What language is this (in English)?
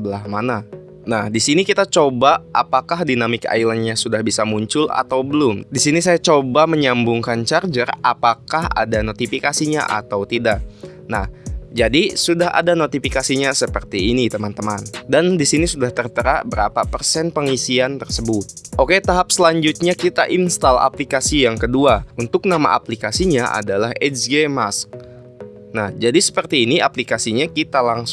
Indonesian